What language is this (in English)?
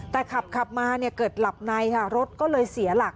Thai